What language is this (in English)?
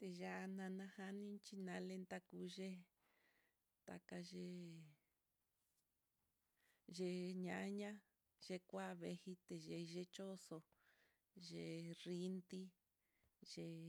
Mitlatongo Mixtec